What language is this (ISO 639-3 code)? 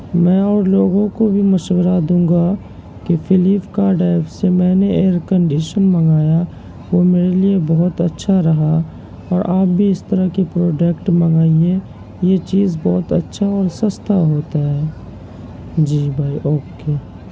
urd